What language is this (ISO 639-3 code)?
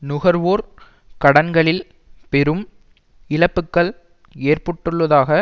tam